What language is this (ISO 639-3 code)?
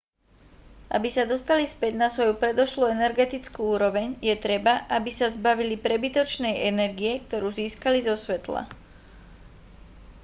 slk